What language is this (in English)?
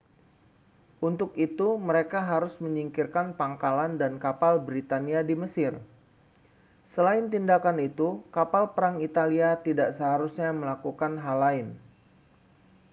Indonesian